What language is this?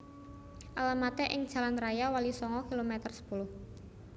Javanese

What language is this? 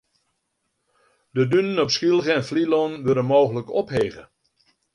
Western Frisian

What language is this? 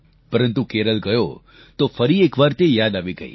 Gujarati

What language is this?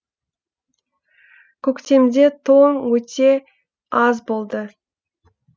Kazakh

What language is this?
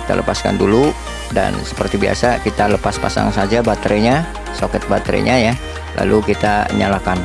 Indonesian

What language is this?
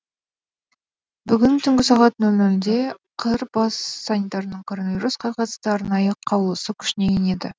Kazakh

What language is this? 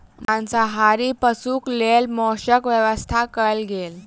Maithili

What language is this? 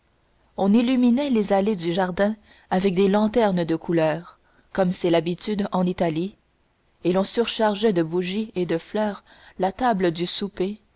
French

